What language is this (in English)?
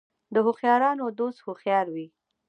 Pashto